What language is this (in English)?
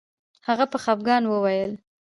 Pashto